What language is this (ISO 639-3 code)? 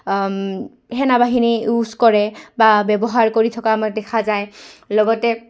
asm